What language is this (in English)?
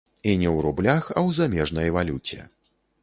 Belarusian